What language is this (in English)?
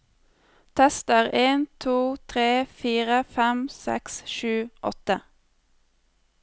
Norwegian